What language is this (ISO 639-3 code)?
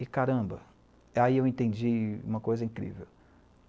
por